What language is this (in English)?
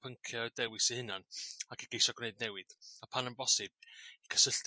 Welsh